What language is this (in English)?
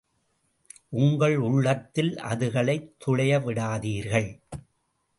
Tamil